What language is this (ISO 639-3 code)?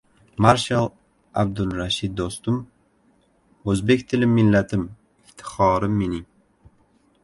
uzb